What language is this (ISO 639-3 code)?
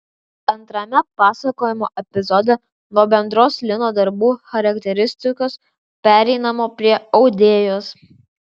lit